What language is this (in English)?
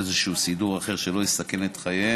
Hebrew